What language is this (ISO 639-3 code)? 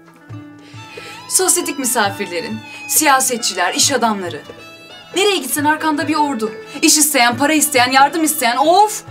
tur